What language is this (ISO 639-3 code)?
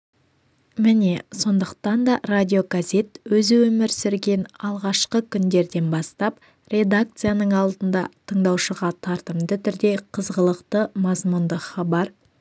kaz